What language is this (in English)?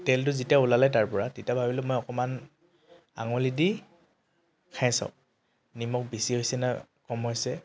Assamese